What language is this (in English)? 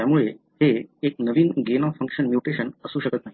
Marathi